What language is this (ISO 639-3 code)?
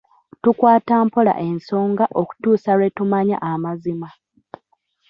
lug